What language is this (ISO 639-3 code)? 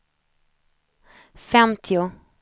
swe